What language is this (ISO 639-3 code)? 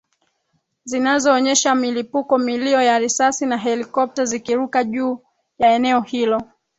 swa